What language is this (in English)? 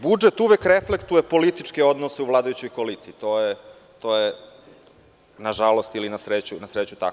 Serbian